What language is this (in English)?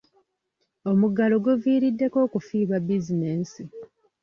Ganda